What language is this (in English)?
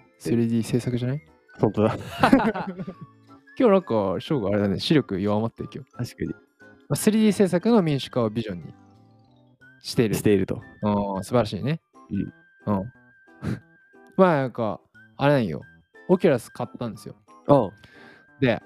Japanese